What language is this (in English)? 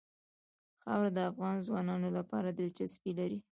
Pashto